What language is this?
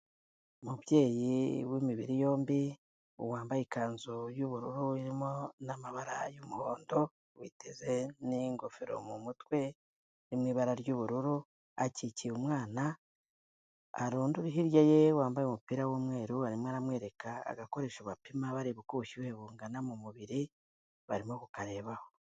Kinyarwanda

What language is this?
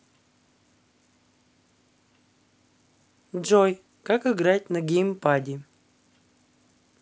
Russian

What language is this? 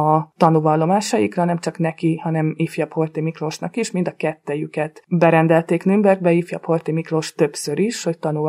Hungarian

